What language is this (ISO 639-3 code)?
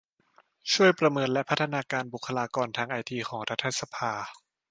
tha